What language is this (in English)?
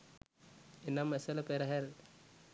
Sinhala